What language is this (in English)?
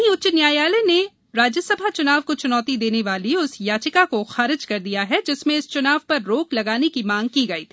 Hindi